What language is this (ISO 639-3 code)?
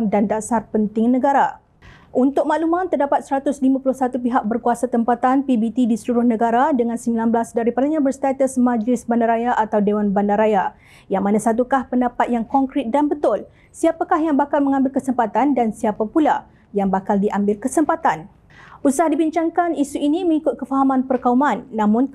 msa